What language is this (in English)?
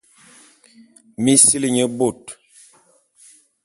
Bulu